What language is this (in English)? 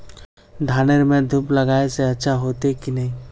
Magahi